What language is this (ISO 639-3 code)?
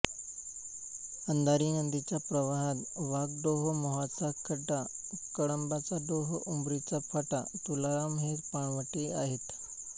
mar